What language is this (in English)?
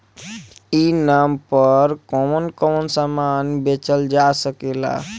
Bhojpuri